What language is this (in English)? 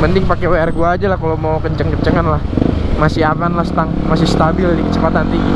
Indonesian